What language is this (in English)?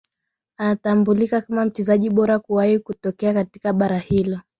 Swahili